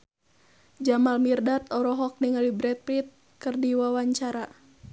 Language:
Sundanese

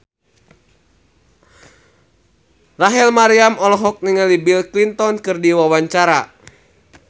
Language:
Sundanese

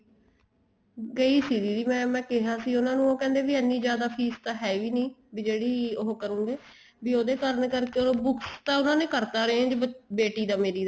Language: Punjabi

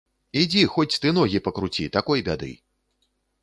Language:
Belarusian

